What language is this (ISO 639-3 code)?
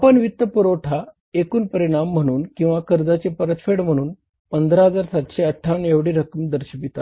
mar